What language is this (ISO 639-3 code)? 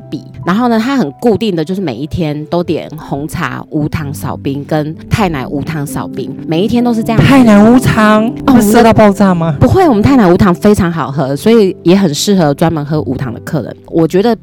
zho